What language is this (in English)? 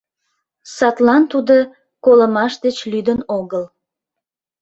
Mari